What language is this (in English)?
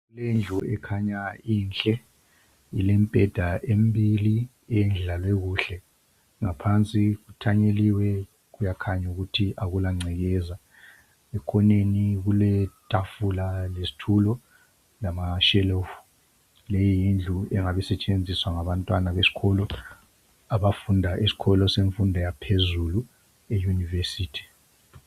North Ndebele